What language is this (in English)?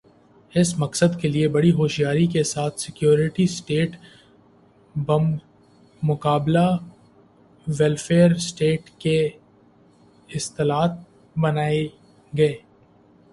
Urdu